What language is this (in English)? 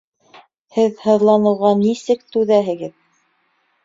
Bashkir